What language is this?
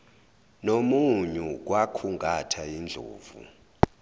Zulu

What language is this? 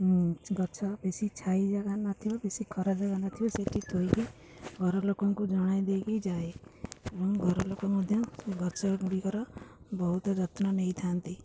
Odia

